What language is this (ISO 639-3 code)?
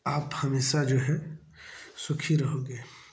hin